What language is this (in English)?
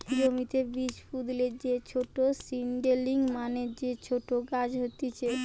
Bangla